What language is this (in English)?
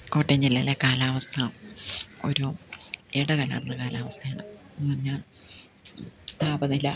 Malayalam